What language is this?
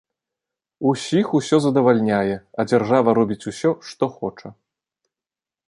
Belarusian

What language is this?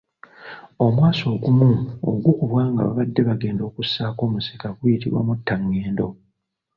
Ganda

